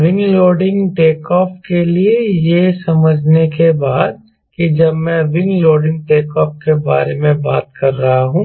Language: Hindi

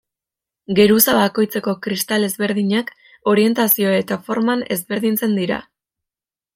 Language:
Basque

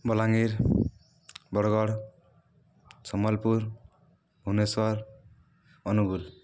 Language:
Odia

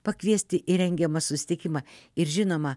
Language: Lithuanian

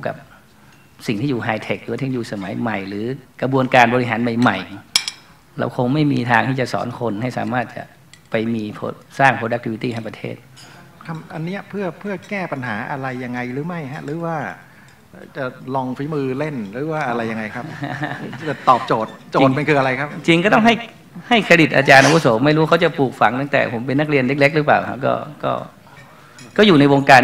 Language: Thai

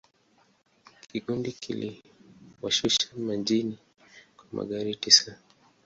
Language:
Swahili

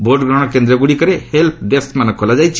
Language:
Odia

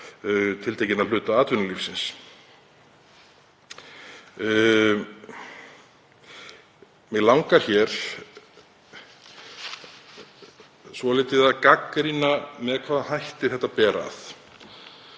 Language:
Icelandic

